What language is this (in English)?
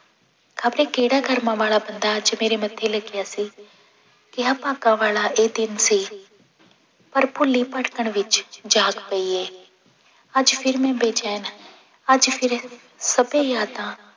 Punjabi